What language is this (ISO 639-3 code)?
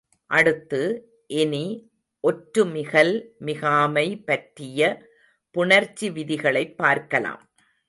tam